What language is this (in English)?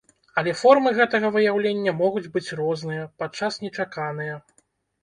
Belarusian